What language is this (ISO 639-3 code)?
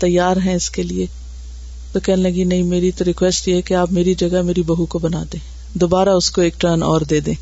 urd